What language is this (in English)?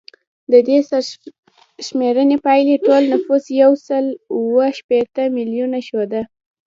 Pashto